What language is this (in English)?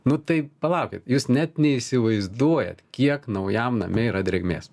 Lithuanian